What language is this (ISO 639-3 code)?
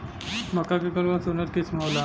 bho